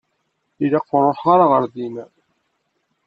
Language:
Kabyle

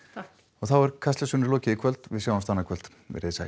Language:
Icelandic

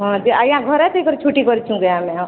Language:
Odia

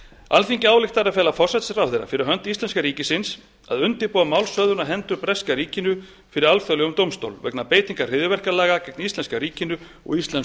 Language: Icelandic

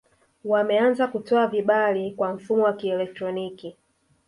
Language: Swahili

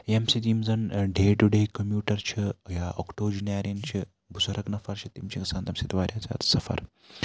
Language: Kashmiri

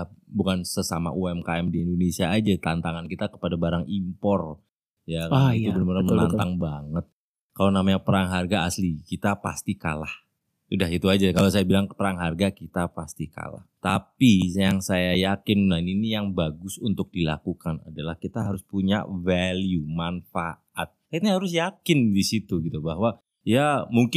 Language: Indonesian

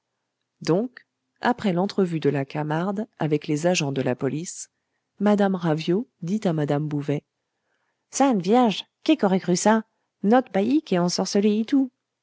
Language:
French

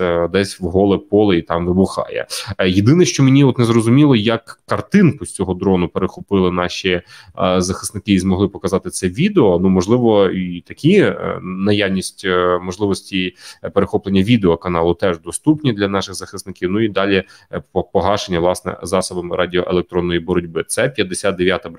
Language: Ukrainian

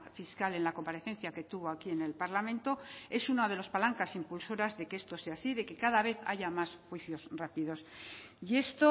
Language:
Spanish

